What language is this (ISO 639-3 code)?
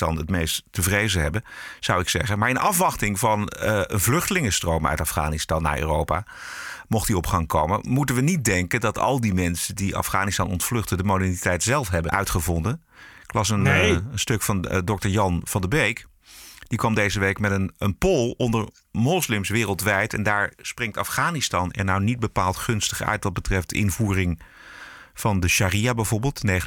nld